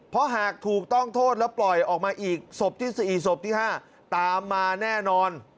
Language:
Thai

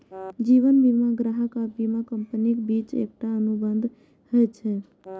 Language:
Maithili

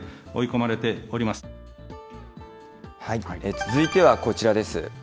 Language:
Japanese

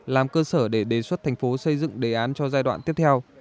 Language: Vietnamese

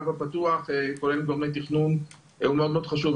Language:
Hebrew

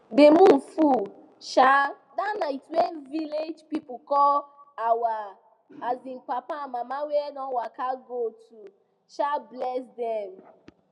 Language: Nigerian Pidgin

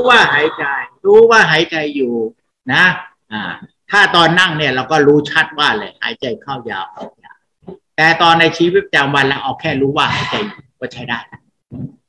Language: Thai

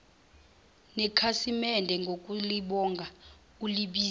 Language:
Zulu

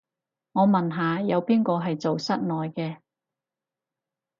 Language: Cantonese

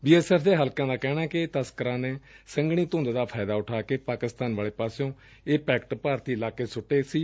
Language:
Punjabi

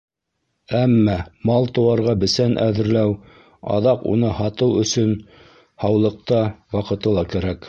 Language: Bashkir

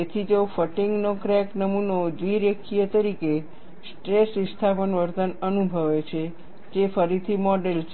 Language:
Gujarati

